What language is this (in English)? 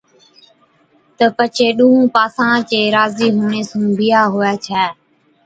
Od